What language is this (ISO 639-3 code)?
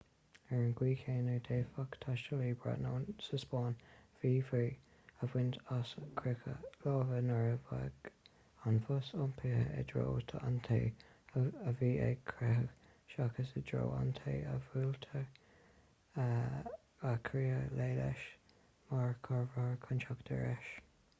gle